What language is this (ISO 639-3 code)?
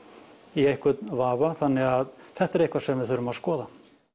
isl